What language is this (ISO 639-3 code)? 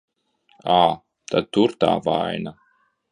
lav